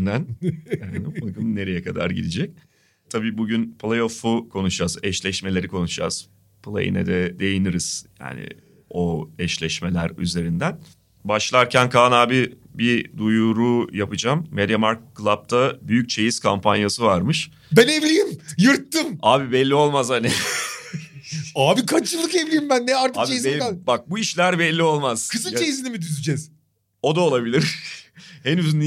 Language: Turkish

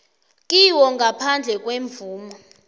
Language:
South Ndebele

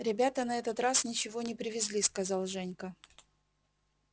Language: Russian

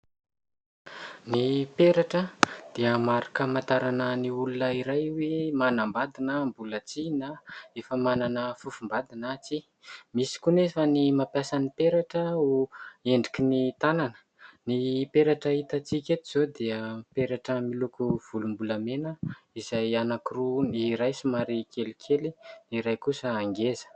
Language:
Malagasy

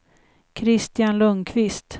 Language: Swedish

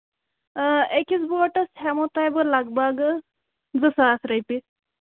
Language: Kashmiri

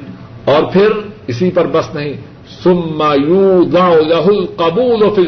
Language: Urdu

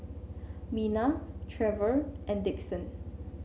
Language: English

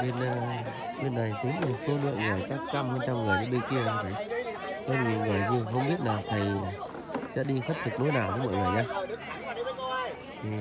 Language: Vietnamese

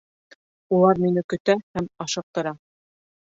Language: Bashkir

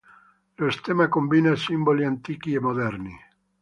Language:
Italian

